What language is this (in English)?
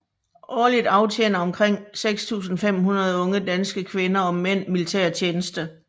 Danish